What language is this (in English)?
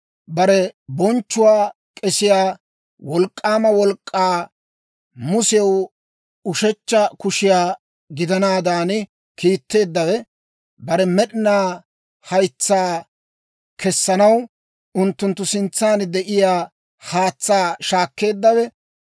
Dawro